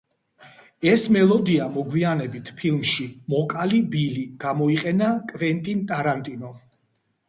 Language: Georgian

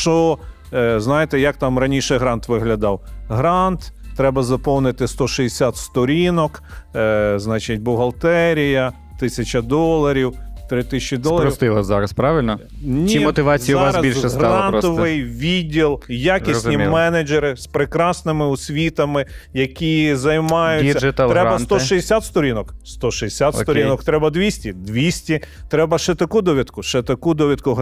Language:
Ukrainian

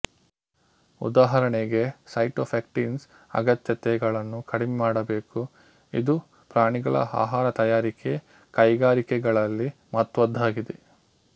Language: Kannada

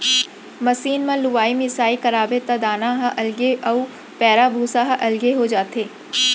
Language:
Chhattisgarhi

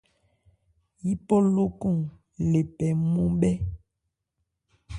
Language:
Ebrié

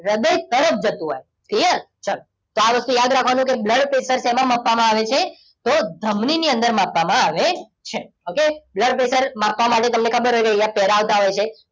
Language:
Gujarati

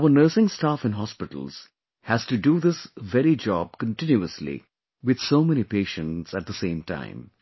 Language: English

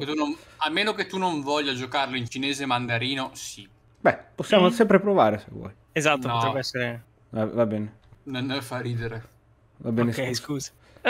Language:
Italian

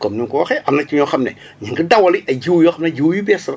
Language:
Wolof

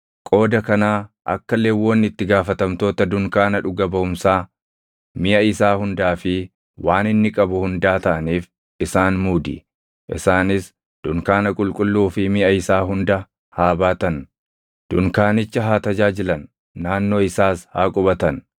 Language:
Oromo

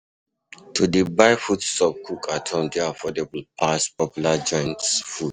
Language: Nigerian Pidgin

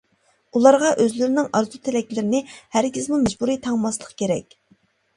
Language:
Uyghur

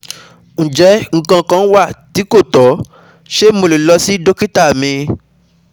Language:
Yoruba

